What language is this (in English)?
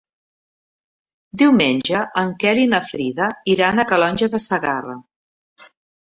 Catalan